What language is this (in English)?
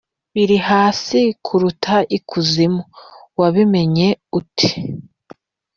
Kinyarwanda